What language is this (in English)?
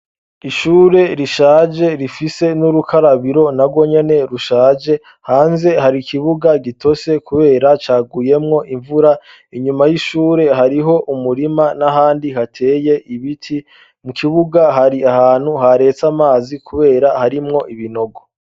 Rundi